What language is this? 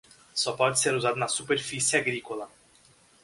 Portuguese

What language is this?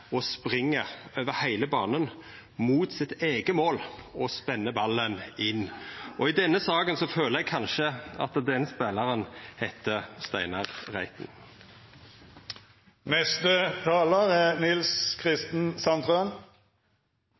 Norwegian Nynorsk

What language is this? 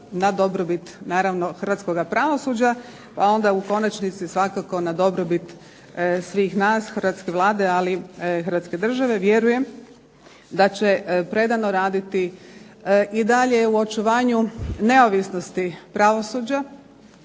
Croatian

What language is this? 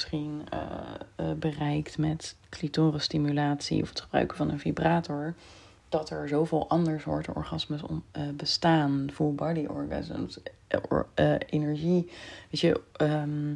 Dutch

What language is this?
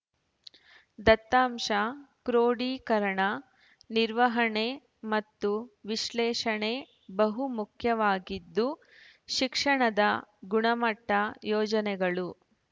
Kannada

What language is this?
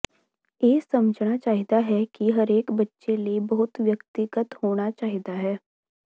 Punjabi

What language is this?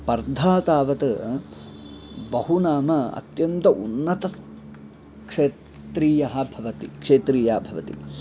Sanskrit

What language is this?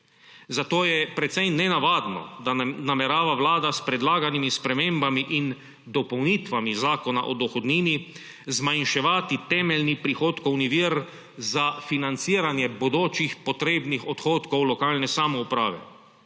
Slovenian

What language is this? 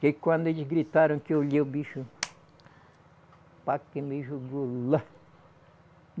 Portuguese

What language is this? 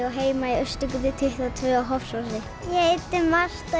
Icelandic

